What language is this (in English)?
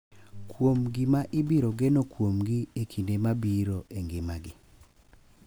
Luo (Kenya and Tanzania)